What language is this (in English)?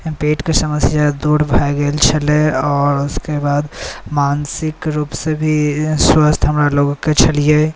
Maithili